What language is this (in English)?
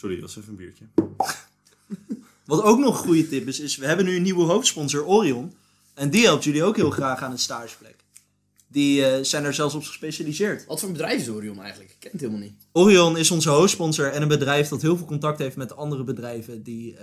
Dutch